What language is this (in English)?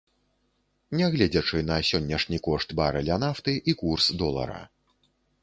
Belarusian